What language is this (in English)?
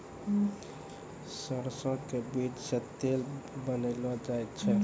Maithili